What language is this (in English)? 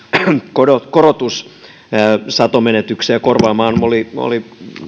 Finnish